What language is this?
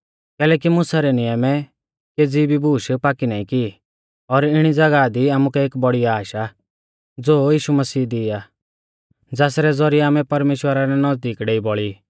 Mahasu Pahari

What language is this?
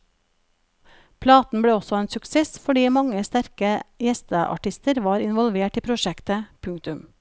Norwegian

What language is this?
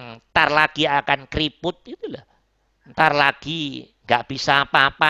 Indonesian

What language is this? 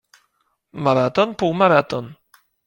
Polish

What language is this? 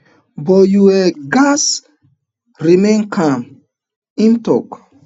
Nigerian Pidgin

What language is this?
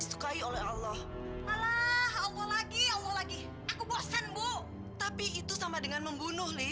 Indonesian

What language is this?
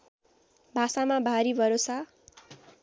Nepali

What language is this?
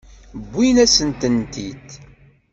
Kabyle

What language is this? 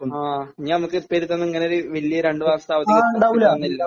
Malayalam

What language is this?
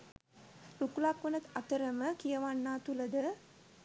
Sinhala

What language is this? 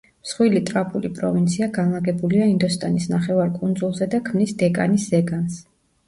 Georgian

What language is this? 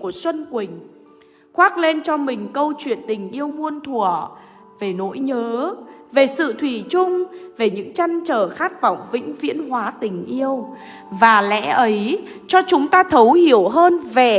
Vietnamese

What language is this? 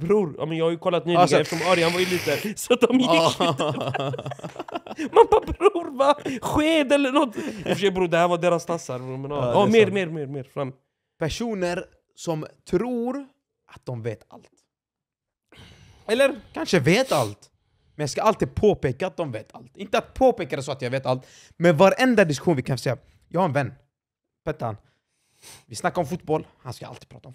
Swedish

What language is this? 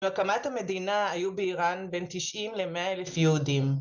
Hebrew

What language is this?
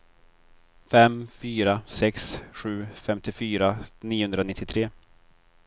Swedish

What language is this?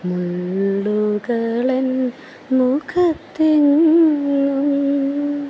Malayalam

